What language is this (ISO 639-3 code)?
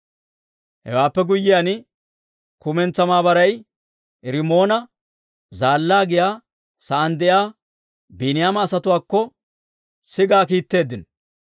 dwr